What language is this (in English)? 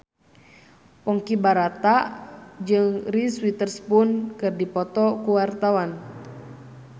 Sundanese